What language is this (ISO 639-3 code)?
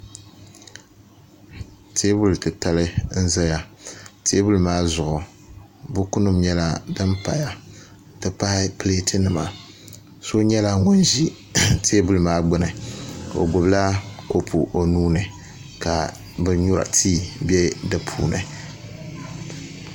dag